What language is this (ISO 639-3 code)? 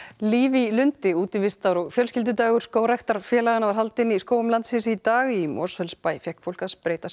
isl